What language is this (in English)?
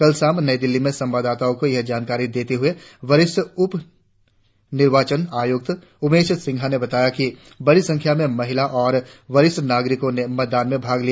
Hindi